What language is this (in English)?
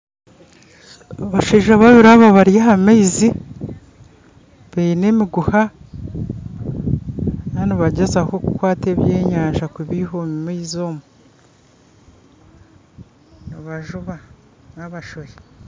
Nyankole